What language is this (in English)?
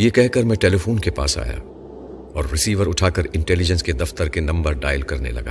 Urdu